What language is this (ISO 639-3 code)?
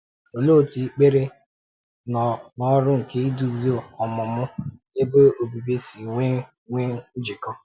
ibo